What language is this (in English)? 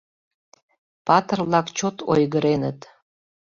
Mari